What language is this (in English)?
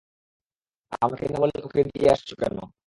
Bangla